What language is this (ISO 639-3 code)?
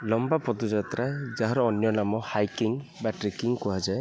ori